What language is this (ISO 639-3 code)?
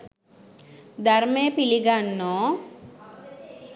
sin